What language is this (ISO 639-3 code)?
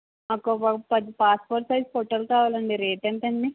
tel